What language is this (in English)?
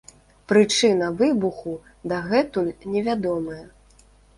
Belarusian